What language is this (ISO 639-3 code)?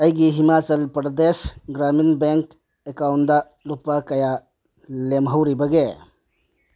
mni